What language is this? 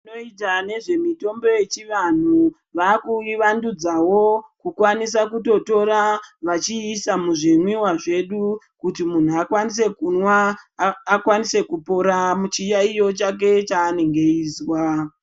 Ndau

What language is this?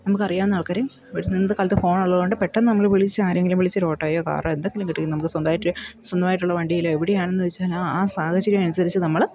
Malayalam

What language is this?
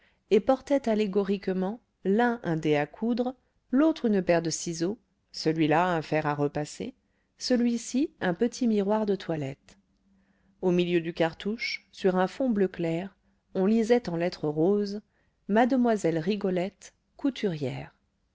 French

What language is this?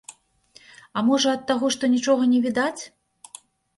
Belarusian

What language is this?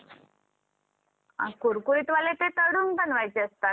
Marathi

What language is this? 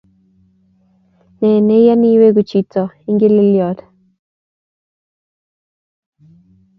Kalenjin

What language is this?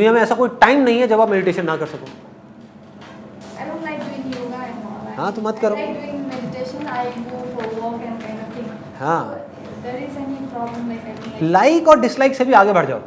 Hindi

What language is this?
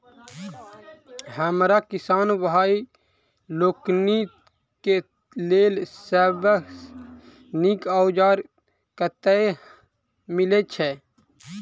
Maithili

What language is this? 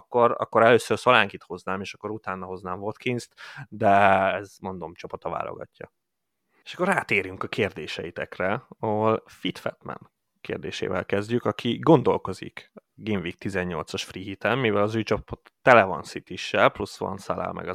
Hungarian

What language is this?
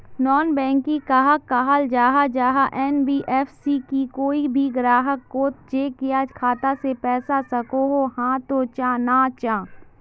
Magahi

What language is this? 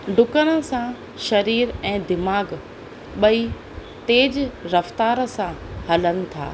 Sindhi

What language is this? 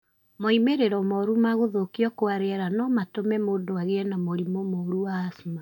Kikuyu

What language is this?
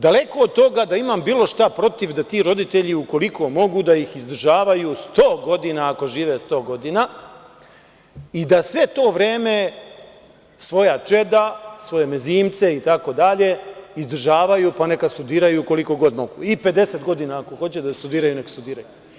Serbian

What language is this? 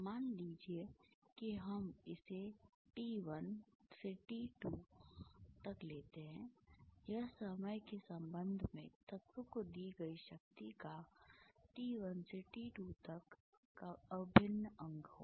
Hindi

